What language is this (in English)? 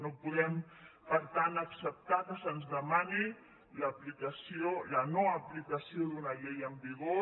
Catalan